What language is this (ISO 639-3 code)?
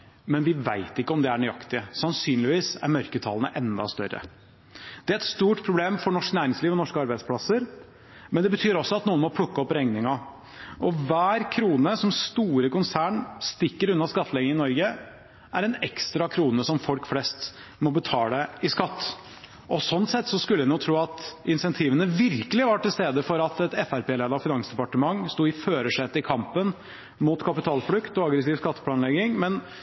nob